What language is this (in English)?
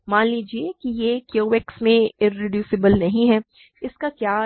Hindi